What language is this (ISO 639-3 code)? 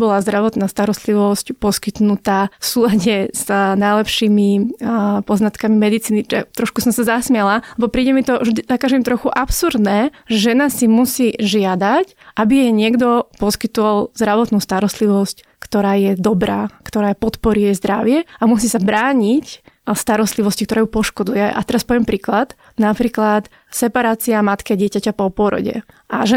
slk